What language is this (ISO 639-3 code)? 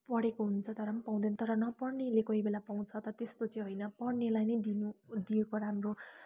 nep